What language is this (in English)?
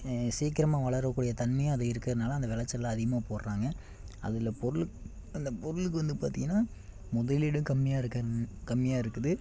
Tamil